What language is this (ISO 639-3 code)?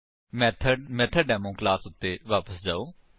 pan